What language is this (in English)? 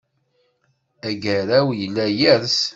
Kabyle